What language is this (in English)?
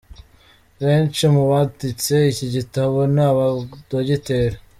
Kinyarwanda